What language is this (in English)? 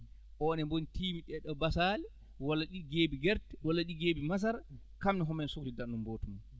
Fula